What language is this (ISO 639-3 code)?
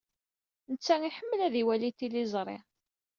kab